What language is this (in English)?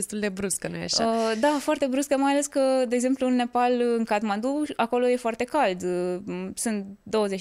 Romanian